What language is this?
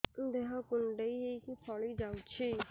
Odia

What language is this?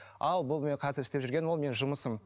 Kazakh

